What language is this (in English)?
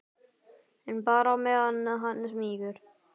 Icelandic